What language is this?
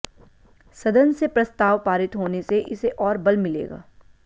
Hindi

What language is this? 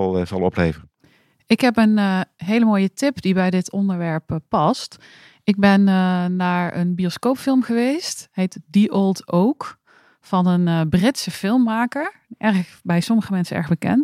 Dutch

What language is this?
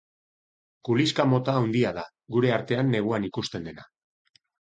Basque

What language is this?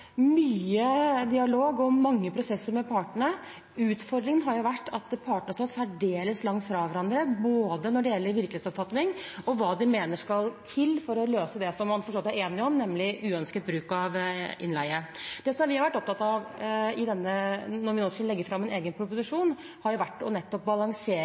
Norwegian Bokmål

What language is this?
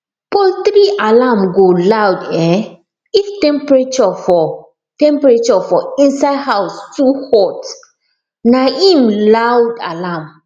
Nigerian Pidgin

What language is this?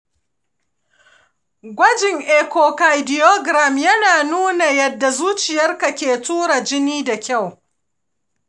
Hausa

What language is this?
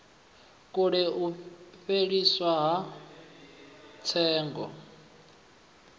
Venda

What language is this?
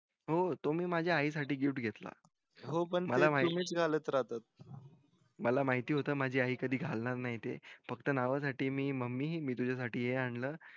Marathi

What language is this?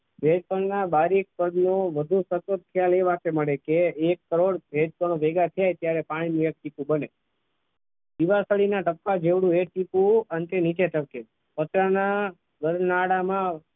Gujarati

